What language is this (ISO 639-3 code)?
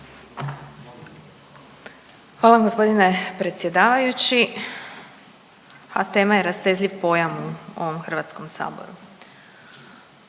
hrv